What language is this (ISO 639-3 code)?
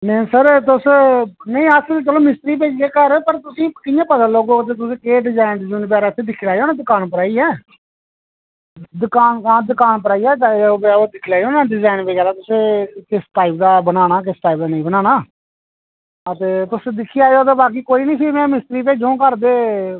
doi